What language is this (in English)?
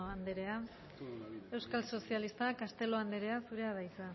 Basque